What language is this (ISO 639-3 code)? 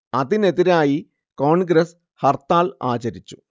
mal